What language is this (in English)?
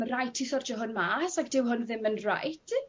Welsh